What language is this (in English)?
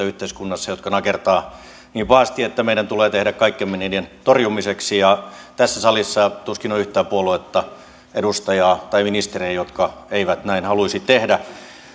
Finnish